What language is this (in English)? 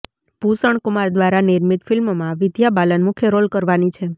Gujarati